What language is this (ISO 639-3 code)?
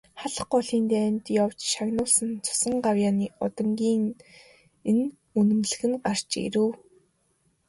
mon